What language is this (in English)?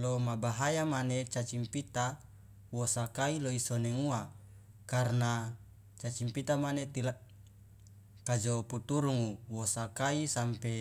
Loloda